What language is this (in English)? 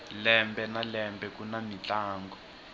Tsonga